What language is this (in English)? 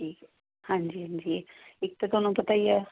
Punjabi